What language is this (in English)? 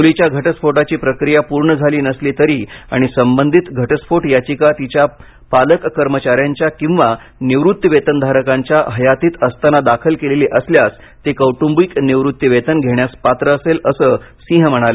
Marathi